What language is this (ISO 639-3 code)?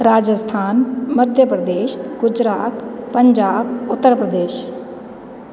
snd